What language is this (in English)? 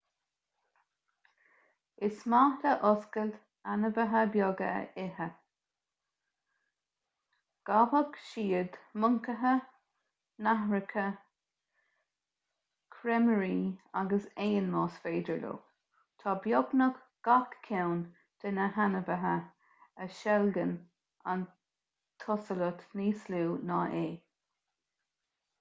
Irish